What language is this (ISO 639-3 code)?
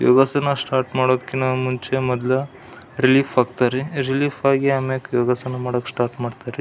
kan